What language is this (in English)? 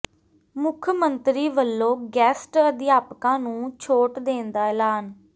Punjabi